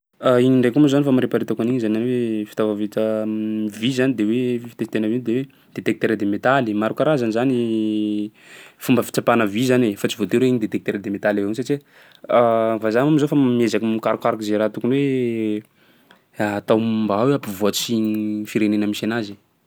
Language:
Sakalava Malagasy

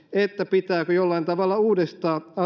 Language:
Finnish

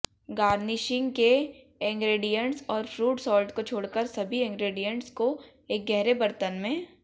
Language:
Hindi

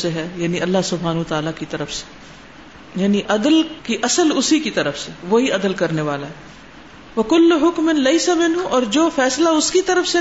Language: Urdu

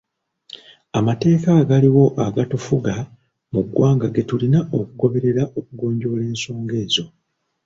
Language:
Ganda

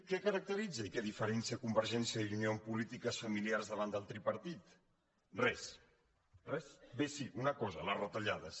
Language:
Catalan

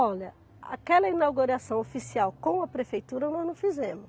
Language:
Portuguese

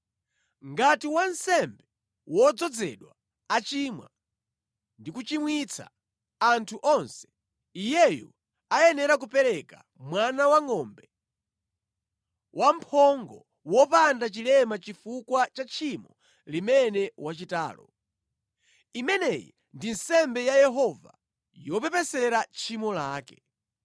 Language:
Nyanja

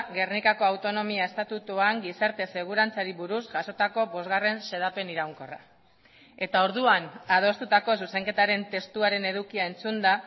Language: Basque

